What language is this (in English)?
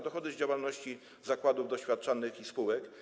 Polish